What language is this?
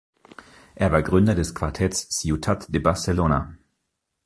German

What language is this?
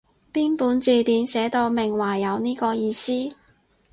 Cantonese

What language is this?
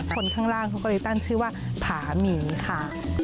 Thai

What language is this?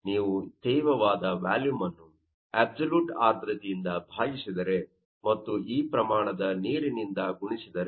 Kannada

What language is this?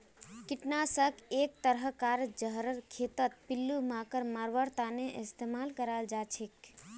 Magahi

